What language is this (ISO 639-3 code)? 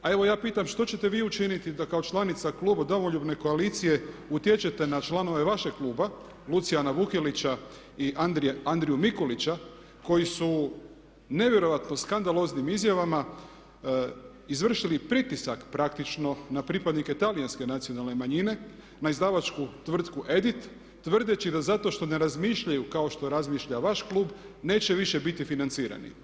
hrv